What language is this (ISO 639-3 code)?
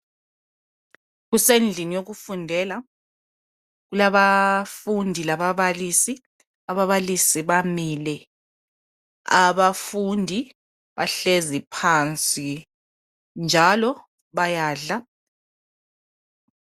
nde